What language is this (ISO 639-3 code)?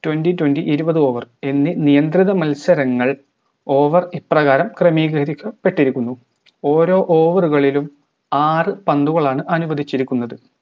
mal